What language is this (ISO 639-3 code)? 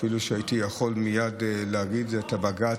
heb